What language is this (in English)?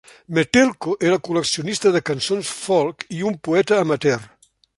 Catalan